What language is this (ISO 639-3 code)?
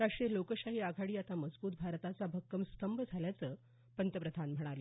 mar